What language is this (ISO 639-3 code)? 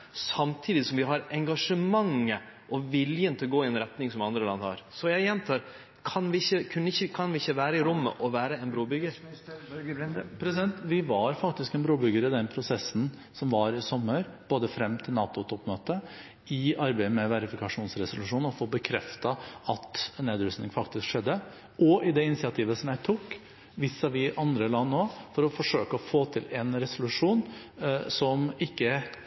nor